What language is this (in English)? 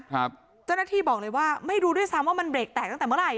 Thai